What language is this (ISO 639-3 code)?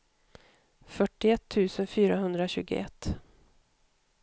swe